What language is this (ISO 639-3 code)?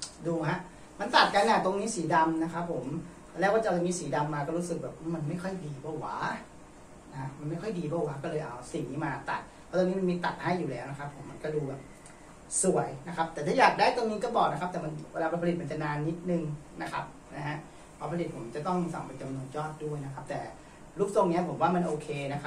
tha